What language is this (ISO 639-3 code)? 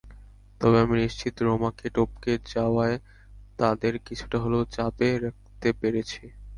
ben